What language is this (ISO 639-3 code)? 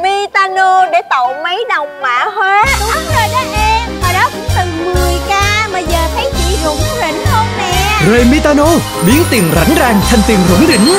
vie